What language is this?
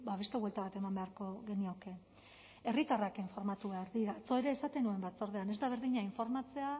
Basque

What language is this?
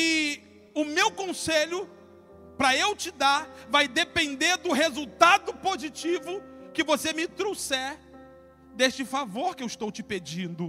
Portuguese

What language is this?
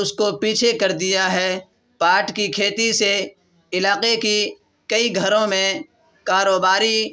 Urdu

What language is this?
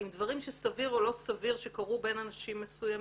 Hebrew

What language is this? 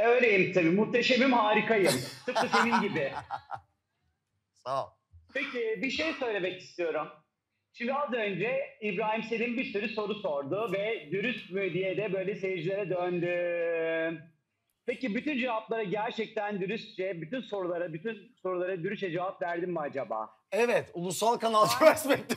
Turkish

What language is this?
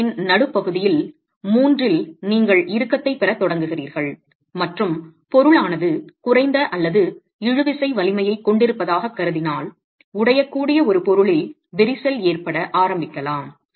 Tamil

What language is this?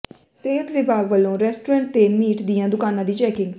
Punjabi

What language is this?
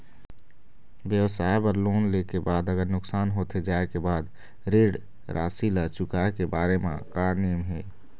Chhattisgarhi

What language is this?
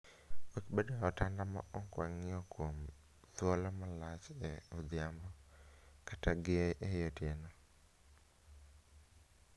Luo (Kenya and Tanzania)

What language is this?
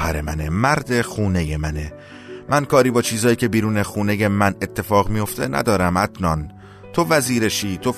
Persian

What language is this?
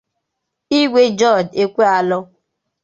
Igbo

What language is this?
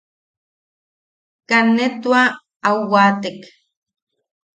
Yaqui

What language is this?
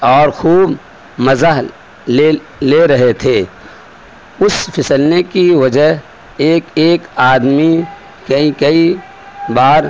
Urdu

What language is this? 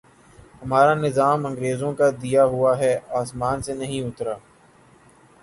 Urdu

